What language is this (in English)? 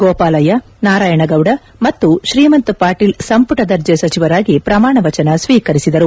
Kannada